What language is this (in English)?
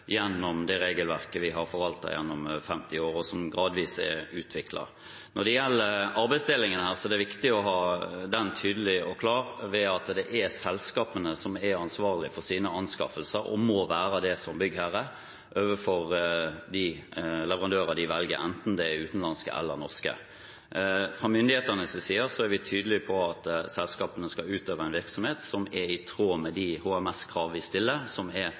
Norwegian Bokmål